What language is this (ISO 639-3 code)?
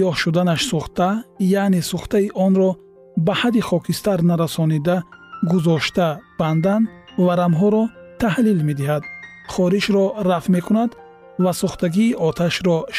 fas